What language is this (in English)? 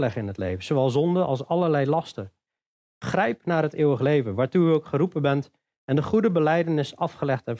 Dutch